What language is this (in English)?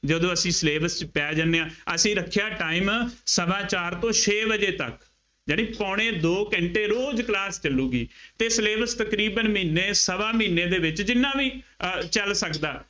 Punjabi